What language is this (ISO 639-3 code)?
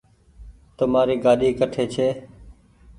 gig